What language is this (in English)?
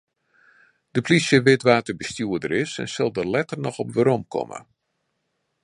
Western Frisian